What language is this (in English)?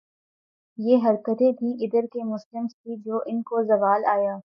Urdu